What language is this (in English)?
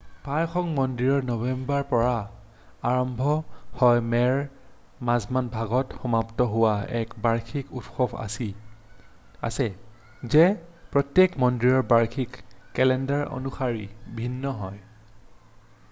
Assamese